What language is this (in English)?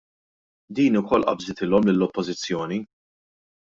Maltese